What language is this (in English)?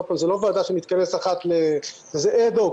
Hebrew